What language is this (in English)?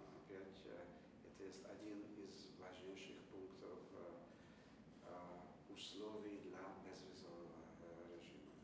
Russian